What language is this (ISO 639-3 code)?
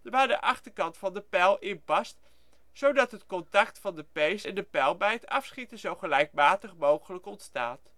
nld